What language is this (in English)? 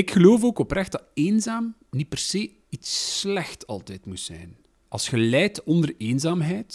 Dutch